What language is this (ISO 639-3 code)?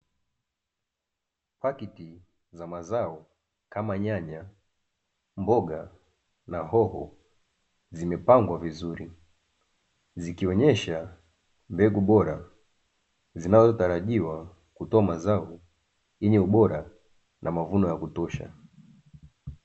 swa